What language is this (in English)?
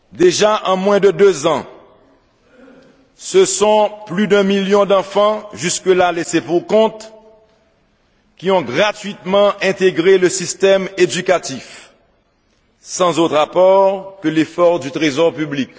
French